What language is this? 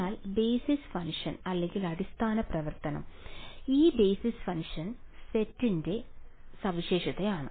Malayalam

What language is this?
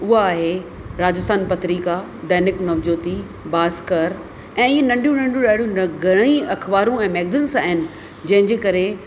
Sindhi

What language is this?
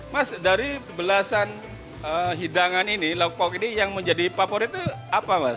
Indonesian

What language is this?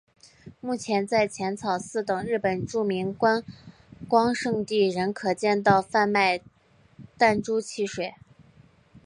Chinese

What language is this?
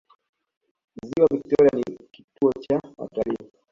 Swahili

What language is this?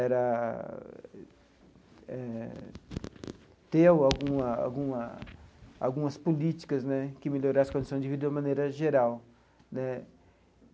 Portuguese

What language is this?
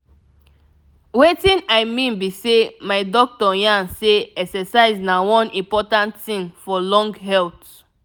Nigerian Pidgin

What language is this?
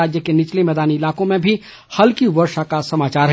Hindi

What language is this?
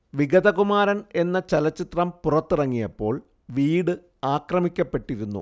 Malayalam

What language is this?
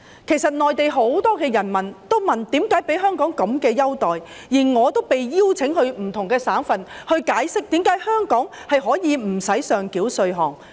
Cantonese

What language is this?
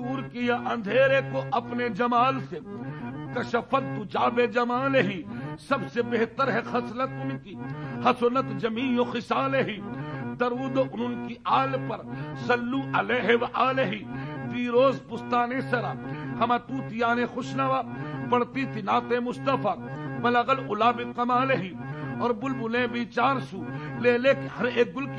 Arabic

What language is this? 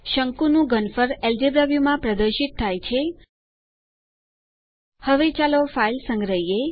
Gujarati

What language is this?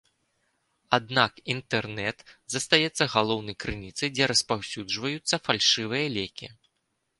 Belarusian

